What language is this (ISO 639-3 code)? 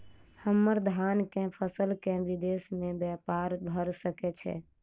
mai